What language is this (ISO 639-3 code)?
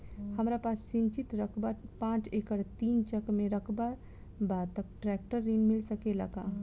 bho